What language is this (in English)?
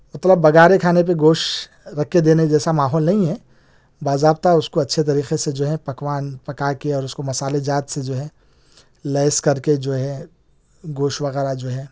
Urdu